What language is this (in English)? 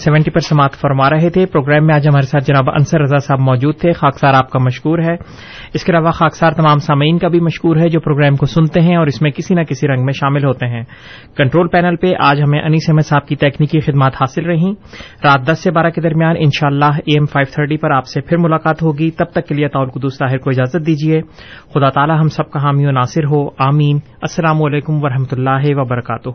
Urdu